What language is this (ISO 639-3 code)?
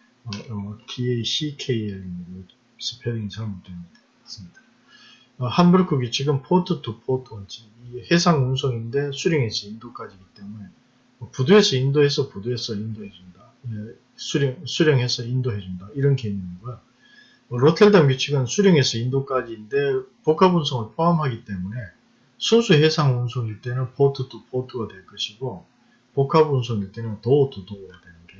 kor